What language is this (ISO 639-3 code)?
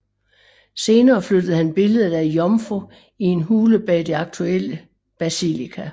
dan